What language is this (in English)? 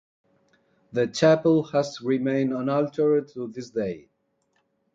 English